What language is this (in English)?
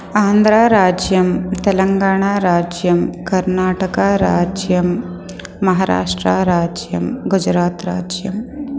Sanskrit